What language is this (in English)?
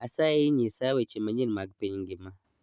Luo (Kenya and Tanzania)